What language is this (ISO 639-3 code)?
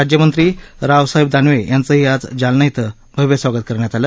mar